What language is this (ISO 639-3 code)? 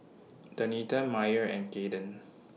eng